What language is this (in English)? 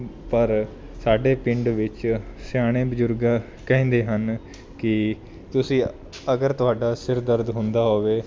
Punjabi